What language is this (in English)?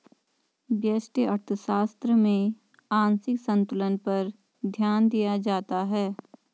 Hindi